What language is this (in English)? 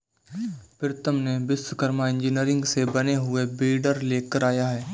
Hindi